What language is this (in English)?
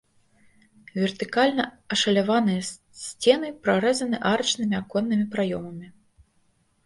Belarusian